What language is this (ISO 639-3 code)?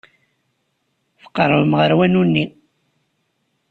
kab